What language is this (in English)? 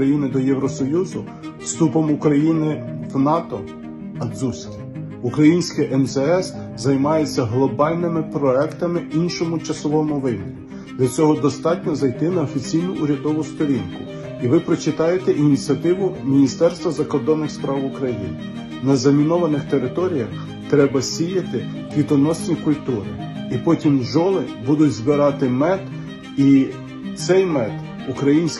Ukrainian